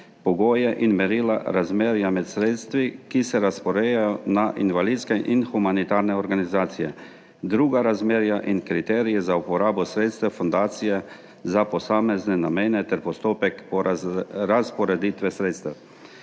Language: Slovenian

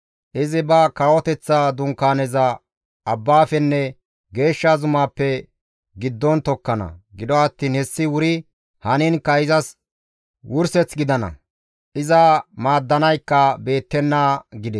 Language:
Gamo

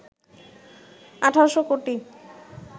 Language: Bangla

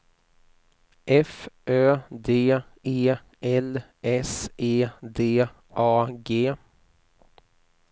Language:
Swedish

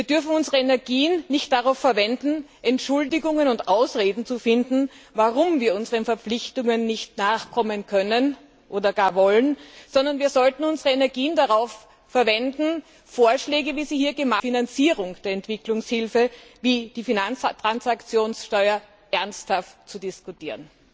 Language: German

